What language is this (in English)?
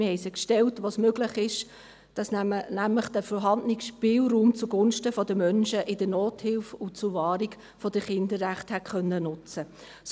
Swiss German